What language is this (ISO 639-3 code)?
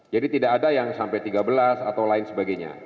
ind